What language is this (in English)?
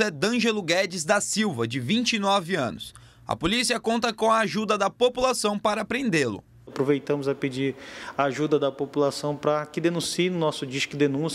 Portuguese